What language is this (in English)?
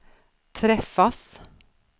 Swedish